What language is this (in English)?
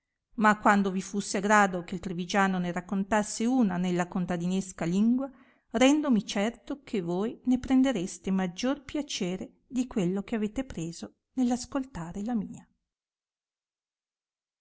Italian